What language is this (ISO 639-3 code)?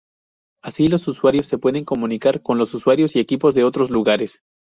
spa